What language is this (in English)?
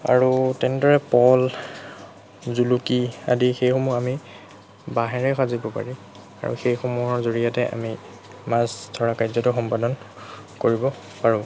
Assamese